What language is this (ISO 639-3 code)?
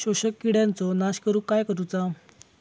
mar